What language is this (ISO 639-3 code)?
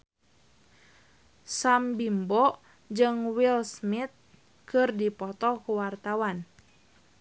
sun